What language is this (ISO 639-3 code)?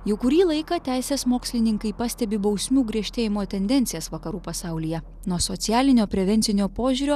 lit